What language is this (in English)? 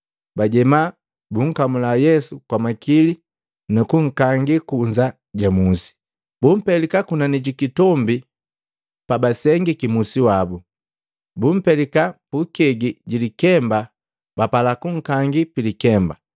Matengo